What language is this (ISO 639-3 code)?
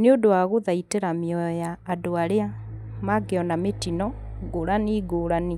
kik